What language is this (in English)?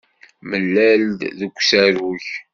Kabyle